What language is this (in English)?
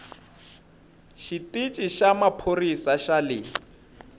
Tsonga